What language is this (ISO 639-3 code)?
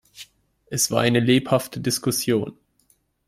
deu